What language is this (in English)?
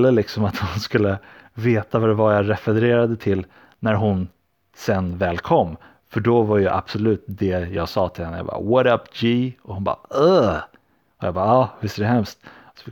Swedish